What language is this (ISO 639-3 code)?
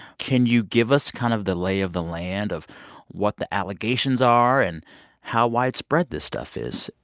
eng